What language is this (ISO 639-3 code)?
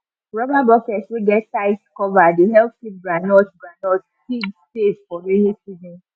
pcm